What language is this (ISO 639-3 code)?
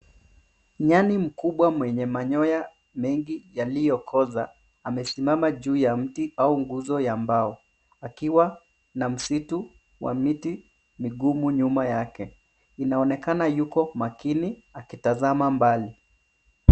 swa